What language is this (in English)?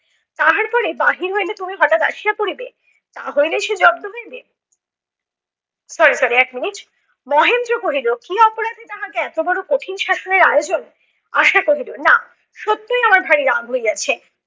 Bangla